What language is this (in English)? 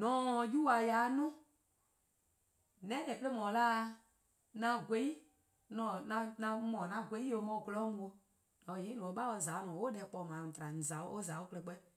Eastern Krahn